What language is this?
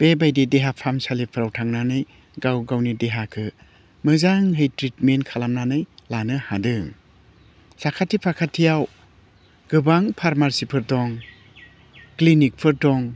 Bodo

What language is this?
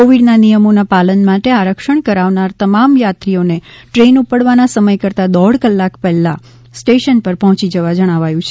Gujarati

